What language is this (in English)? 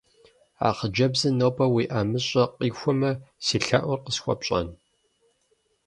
Kabardian